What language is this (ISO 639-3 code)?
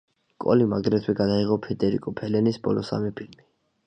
kat